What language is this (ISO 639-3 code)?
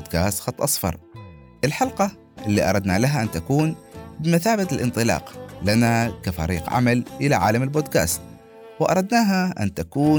ara